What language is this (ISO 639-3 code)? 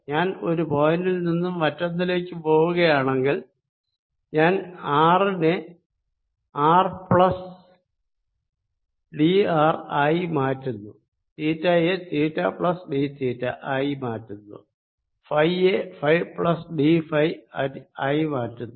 mal